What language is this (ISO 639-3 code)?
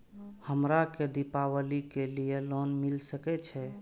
mai